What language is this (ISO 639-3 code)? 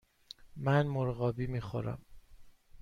fas